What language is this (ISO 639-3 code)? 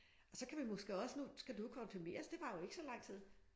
dan